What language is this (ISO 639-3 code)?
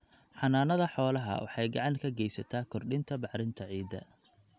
som